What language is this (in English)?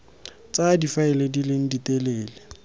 Tswana